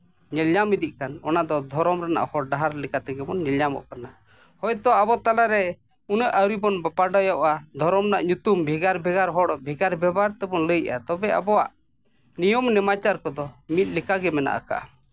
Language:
Santali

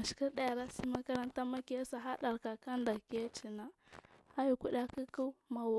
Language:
Marghi South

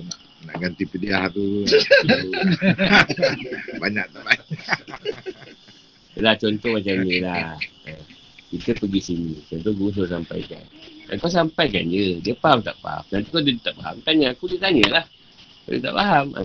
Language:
Malay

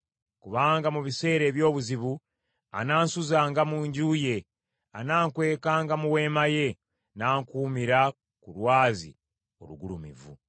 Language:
Ganda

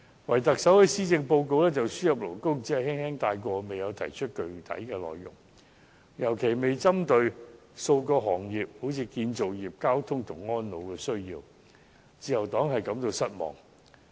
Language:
Cantonese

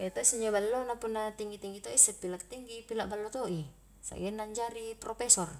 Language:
Highland Konjo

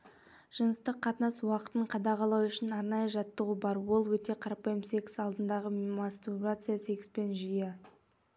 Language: Kazakh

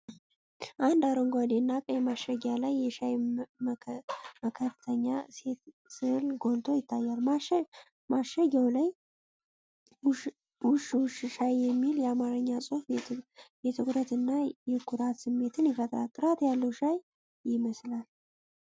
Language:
Amharic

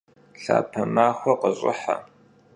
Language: Kabardian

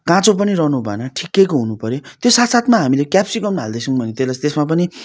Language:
Nepali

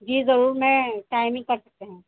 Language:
Urdu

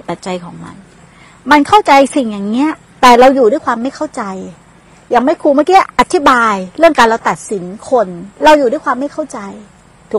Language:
Thai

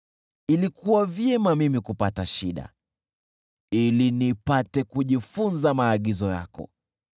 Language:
Swahili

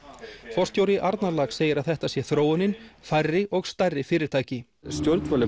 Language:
Icelandic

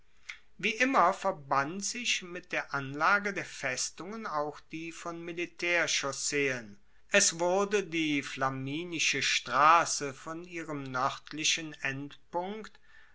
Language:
German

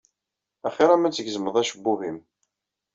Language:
Kabyle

